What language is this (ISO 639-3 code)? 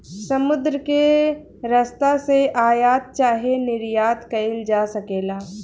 bho